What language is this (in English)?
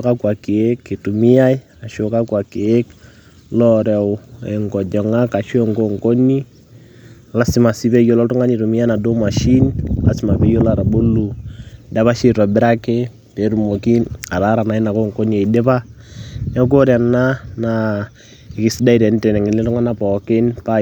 Masai